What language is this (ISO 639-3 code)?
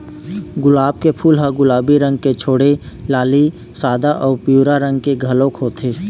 hne